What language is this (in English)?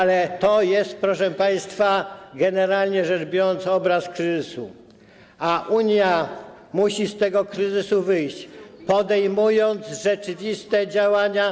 Polish